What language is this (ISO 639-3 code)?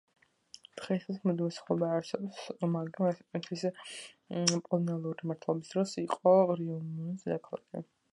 kat